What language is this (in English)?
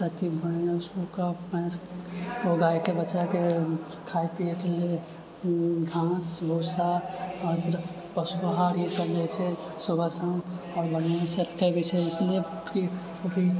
Maithili